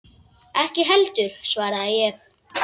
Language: Icelandic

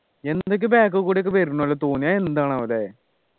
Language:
Malayalam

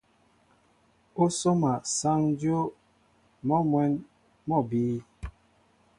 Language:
Mbo (Cameroon)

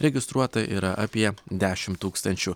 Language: Lithuanian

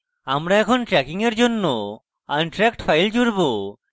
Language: Bangla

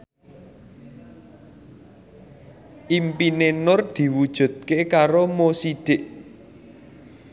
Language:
Javanese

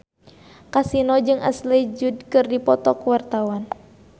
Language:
Sundanese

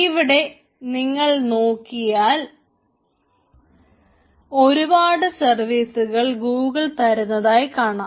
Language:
Malayalam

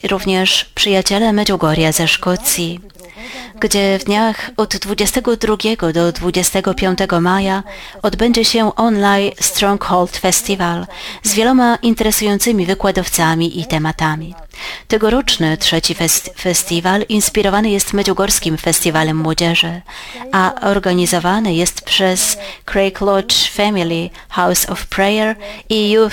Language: Polish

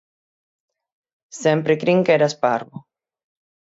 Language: Galician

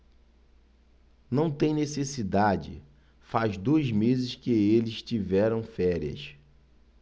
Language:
Portuguese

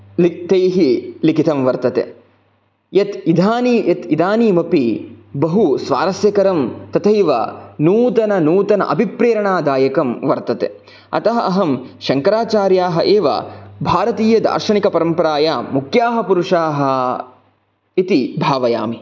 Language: Sanskrit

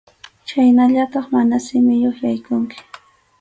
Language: Arequipa-La Unión Quechua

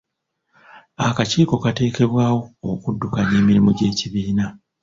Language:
Ganda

